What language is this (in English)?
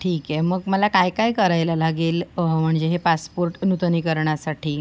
Marathi